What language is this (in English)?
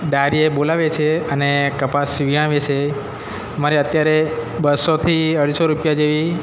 Gujarati